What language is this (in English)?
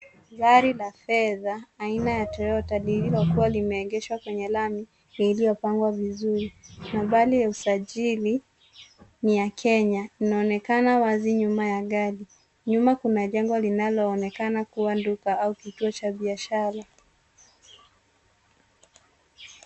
Swahili